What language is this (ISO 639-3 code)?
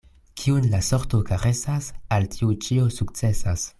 epo